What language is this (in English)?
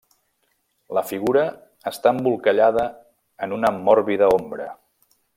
Catalan